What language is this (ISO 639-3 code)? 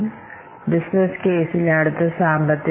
mal